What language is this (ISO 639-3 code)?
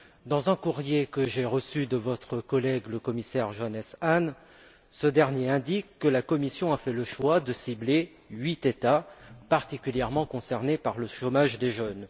fra